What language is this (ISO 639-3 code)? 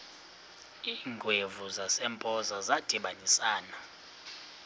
xho